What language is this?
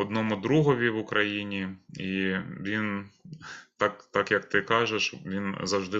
Ukrainian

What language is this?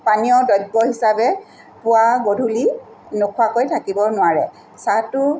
Assamese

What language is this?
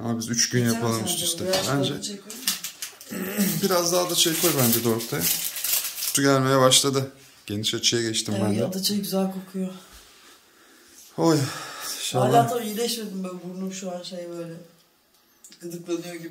Turkish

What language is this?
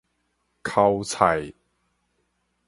Min Nan Chinese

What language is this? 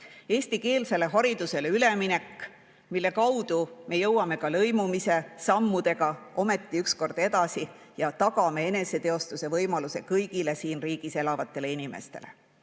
Estonian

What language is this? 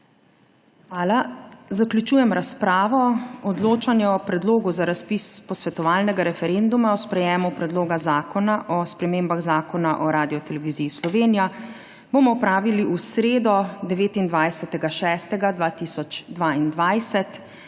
Slovenian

